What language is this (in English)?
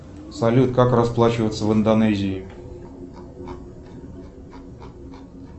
Russian